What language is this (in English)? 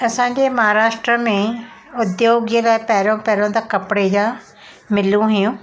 Sindhi